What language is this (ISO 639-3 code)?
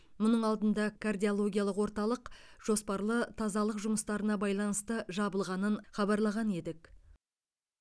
kaz